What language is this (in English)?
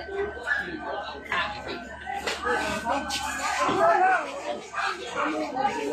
Arabic